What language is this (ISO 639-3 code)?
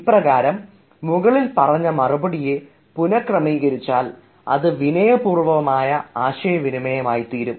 mal